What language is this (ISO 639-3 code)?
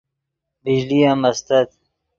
ydg